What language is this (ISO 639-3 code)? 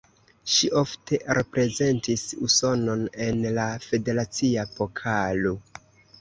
epo